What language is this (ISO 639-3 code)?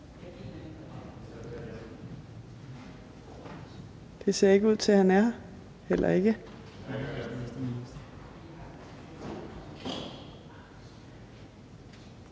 dan